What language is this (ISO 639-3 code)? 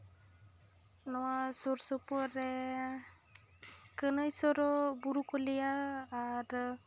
sat